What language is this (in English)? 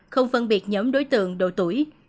Vietnamese